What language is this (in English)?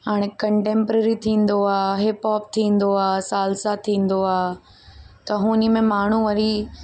Sindhi